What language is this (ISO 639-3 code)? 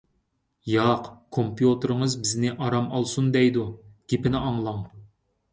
uig